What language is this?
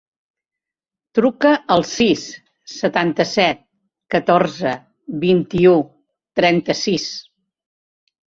Catalan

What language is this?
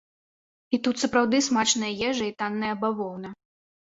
Belarusian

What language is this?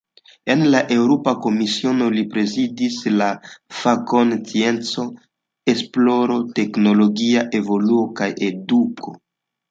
Esperanto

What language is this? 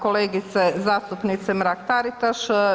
Croatian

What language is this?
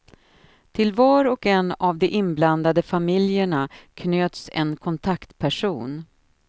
Swedish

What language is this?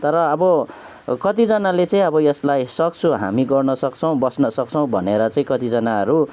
Nepali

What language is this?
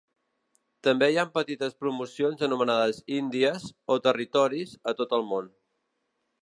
Catalan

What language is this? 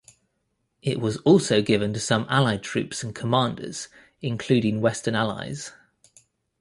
English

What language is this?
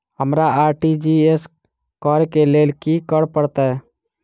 Maithili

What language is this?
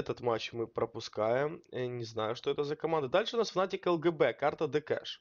Russian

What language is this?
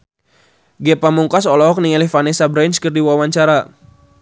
Sundanese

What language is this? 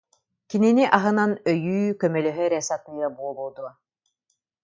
Yakut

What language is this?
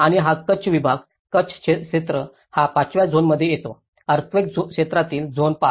Marathi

